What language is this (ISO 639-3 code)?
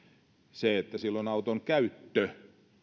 fin